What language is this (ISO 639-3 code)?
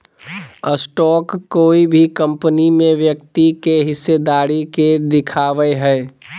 mag